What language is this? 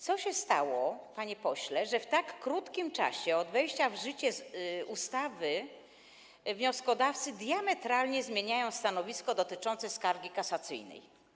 Polish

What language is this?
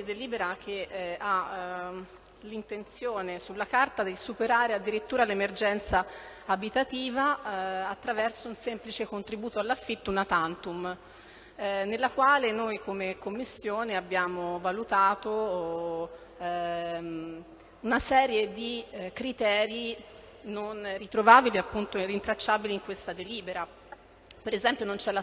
Italian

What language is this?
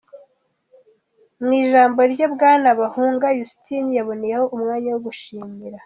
Kinyarwanda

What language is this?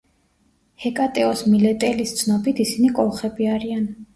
Georgian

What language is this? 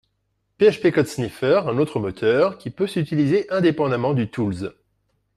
French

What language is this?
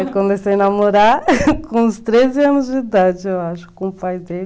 Portuguese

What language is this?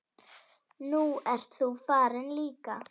Icelandic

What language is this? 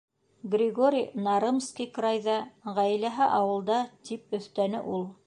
Bashkir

